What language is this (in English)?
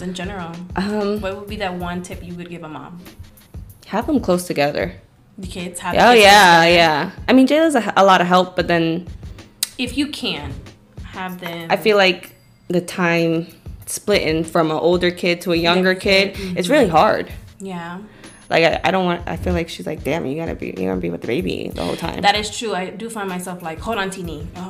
English